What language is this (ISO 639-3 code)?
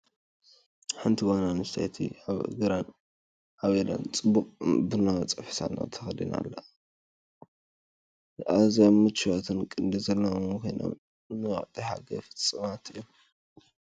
tir